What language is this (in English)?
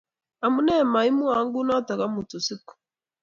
Kalenjin